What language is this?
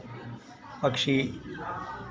Hindi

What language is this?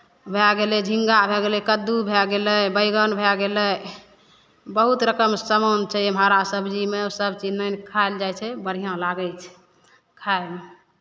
Maithili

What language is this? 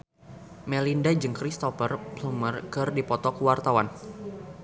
Sundanese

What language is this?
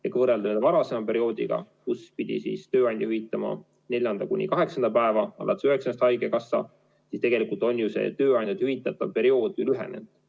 Estonian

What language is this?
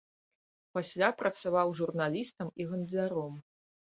Belarusian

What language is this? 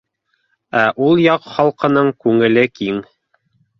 Bashkir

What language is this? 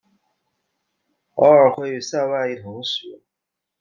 Chinese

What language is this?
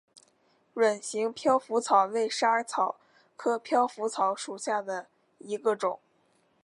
Chinese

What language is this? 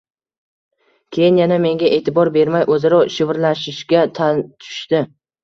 Uzbek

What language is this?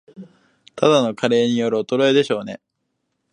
Japanese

